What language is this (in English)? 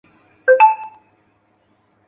Chinese